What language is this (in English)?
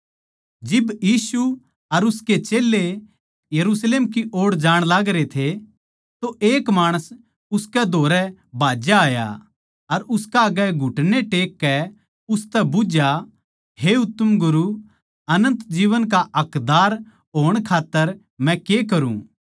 Haryanvi